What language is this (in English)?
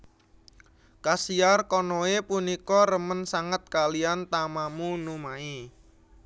Javanese